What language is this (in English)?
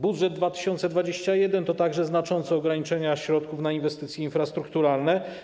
Polish